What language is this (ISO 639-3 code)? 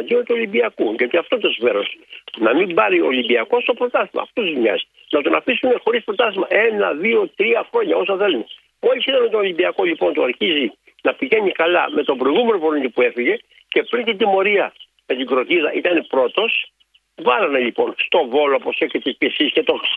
ell